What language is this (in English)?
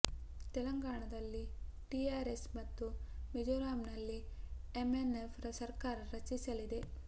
Kannada